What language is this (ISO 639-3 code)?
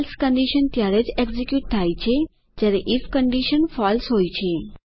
guj